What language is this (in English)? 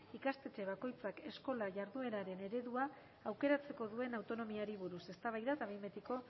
Basque